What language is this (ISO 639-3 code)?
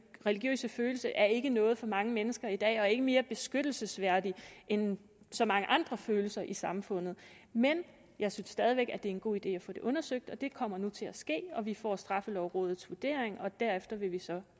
dan